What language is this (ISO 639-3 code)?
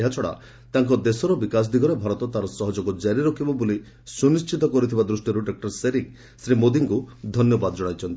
ori